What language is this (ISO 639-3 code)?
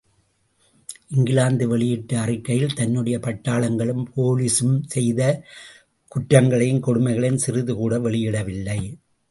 tam